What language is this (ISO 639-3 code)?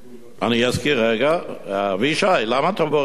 heb